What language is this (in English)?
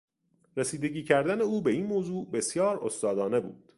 Persian